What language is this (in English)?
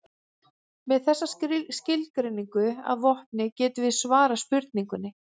Icelandic